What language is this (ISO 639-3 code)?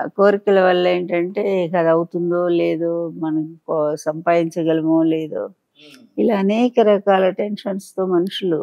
tel